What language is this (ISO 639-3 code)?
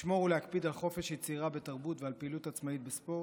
heb